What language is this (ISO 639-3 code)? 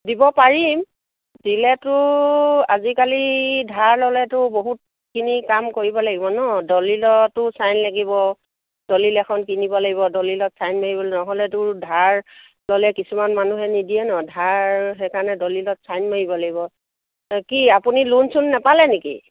asm